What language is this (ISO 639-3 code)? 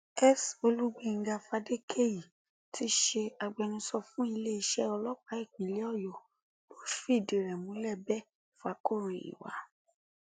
yor